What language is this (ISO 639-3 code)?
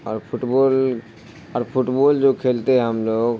urd